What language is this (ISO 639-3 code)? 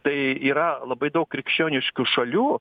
lit